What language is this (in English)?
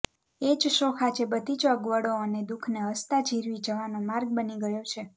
Gujarati